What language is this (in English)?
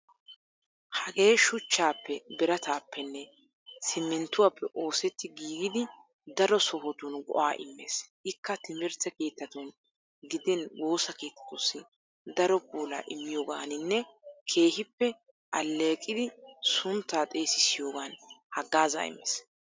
Wolaytta